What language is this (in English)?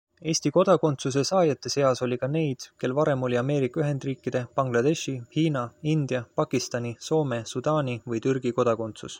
Estonian